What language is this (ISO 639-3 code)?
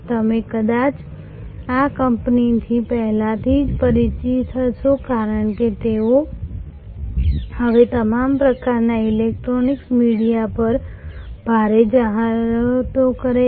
guj